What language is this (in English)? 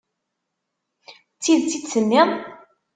Kabyle